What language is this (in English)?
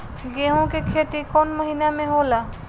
Bhojpuri